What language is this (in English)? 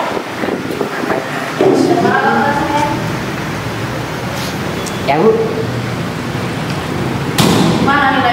Indonesian